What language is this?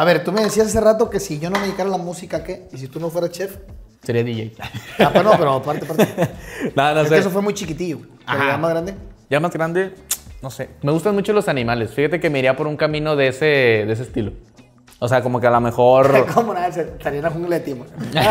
Spanish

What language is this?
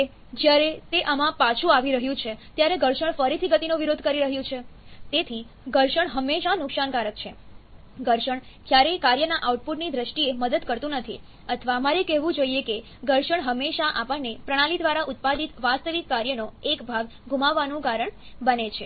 Gujarati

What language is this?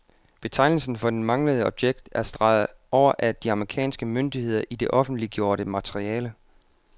Danish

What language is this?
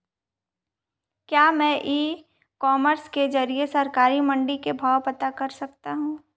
Hindi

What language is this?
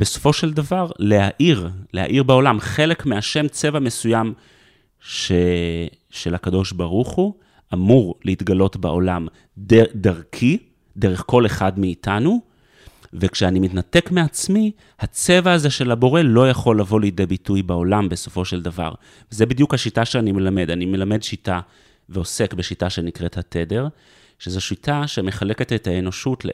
Hebrew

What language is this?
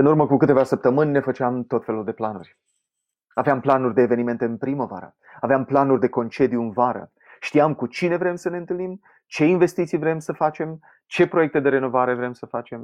Romanian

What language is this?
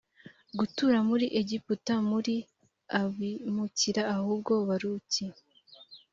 Kinyarwanda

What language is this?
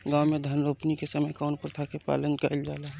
Bhojpuri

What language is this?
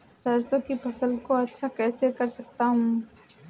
Hindi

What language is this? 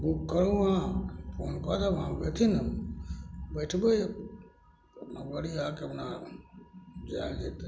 Maithili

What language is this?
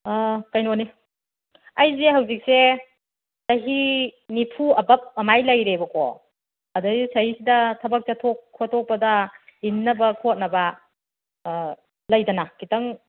Manipuri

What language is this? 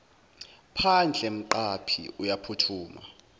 Zulu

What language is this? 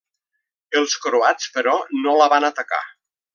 Catalan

